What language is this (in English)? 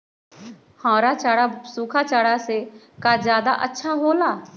Magahi